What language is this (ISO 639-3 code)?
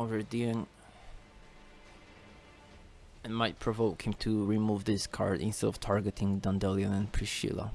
eng